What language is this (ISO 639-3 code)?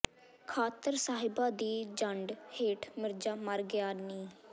pan